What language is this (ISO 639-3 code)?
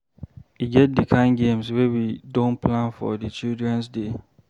pcm